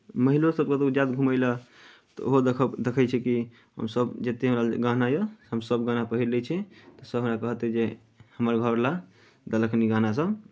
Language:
Maithili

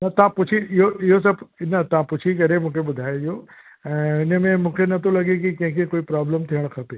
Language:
Sindhi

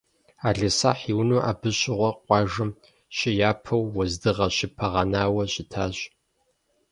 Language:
Kabardian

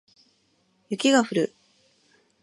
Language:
Japanese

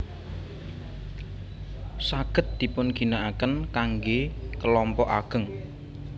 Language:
Javanese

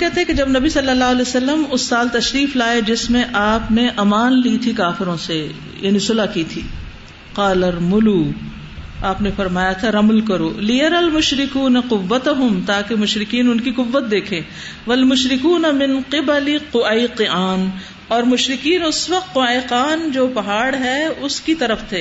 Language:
Urdu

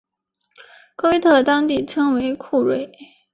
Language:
Chinese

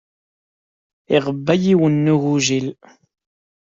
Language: Kabyle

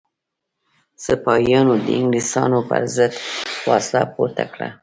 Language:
Pashto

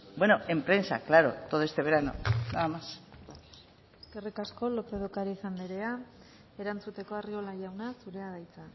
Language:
Basque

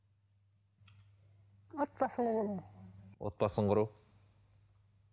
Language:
Kazakh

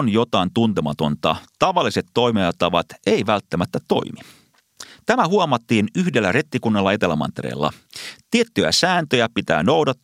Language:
Finnish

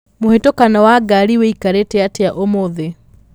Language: Kikuyu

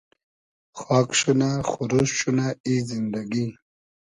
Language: Hazaragi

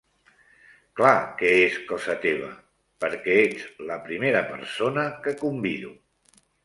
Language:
Catalan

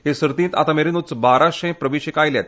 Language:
Konkani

